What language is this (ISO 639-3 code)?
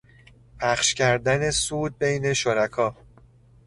fas